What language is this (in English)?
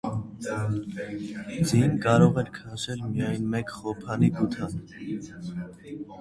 Armenian